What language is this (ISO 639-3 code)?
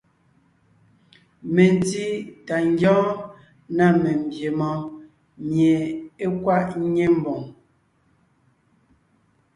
nnh